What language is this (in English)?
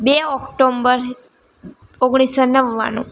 Gujarati